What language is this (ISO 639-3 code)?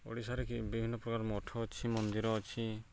ori